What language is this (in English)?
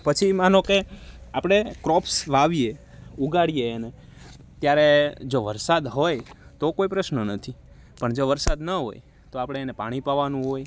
Gujarati